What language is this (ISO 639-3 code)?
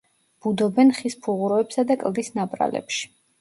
kat